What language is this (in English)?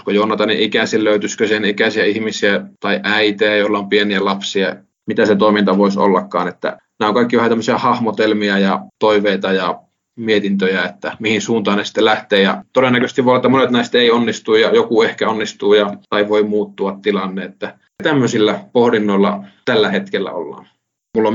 Finnish